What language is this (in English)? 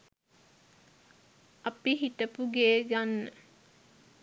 Sinhala